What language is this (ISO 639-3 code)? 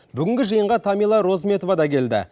kaz